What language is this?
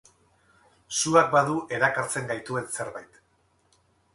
Basque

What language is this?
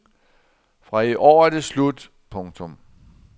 Danish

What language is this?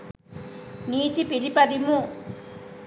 Sinhala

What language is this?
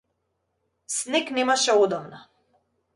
Macedonian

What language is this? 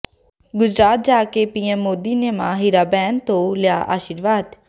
Punjabi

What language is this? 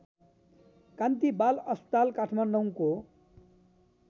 Nepali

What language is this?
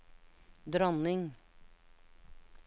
Norwegian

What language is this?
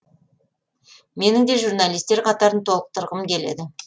Kazakh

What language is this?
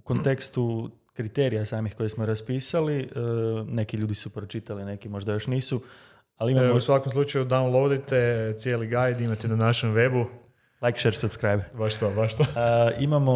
Croatian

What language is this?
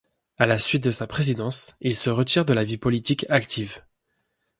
French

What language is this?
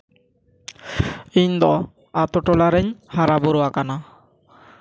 Santali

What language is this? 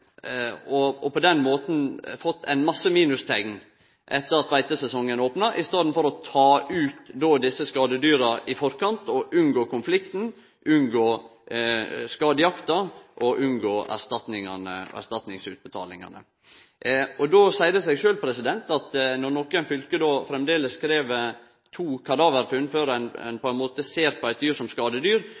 Norwegian Nynorsk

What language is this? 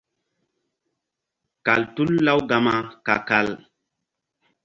Mbum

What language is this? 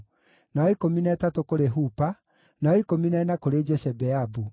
Kikuyu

